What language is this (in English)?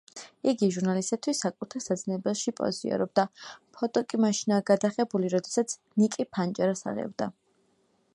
Georgian